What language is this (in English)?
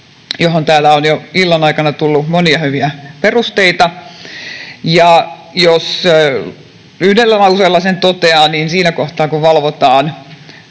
Finnish